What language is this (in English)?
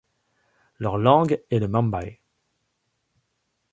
French